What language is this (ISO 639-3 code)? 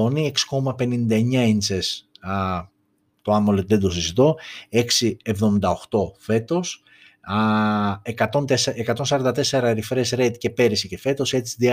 ell